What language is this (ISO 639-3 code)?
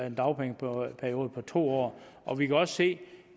dan